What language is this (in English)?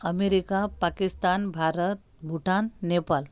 Marathi